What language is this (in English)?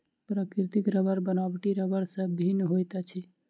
Maithili